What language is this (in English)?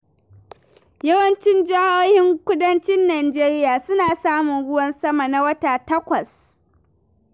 Hausa